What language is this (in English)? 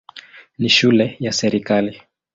Swahili